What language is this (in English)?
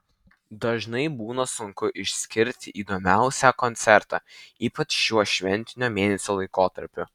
Lithuanian